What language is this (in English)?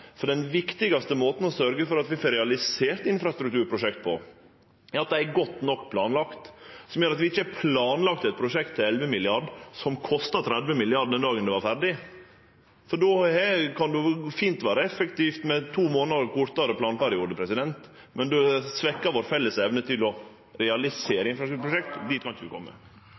Norwegian